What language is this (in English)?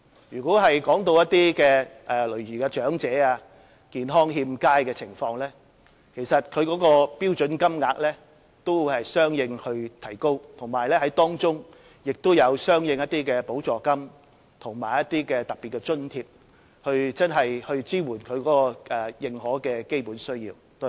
Cantonese